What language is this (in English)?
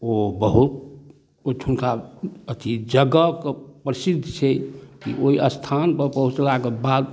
Maithili